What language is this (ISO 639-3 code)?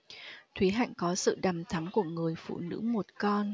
vie